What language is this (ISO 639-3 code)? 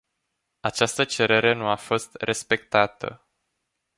ron